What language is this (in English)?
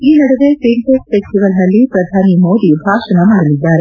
Kannada